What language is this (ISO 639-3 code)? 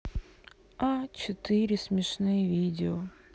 rus